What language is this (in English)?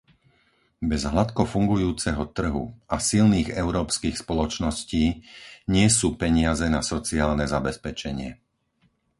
Slovak